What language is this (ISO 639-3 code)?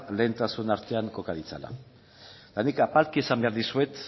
eus